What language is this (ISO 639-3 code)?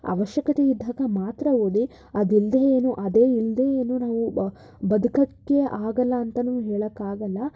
kan